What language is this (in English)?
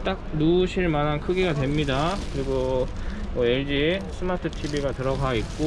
Korean